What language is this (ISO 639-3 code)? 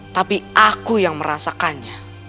ind